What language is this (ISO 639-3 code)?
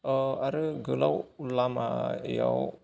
brx